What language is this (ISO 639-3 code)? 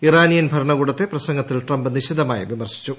mal